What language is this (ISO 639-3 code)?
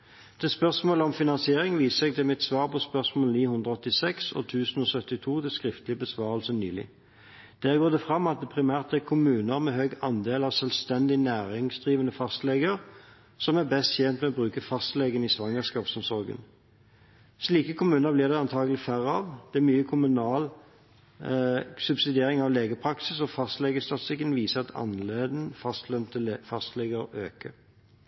nob